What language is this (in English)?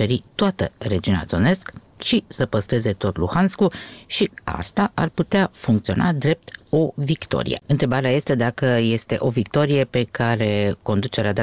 Romanian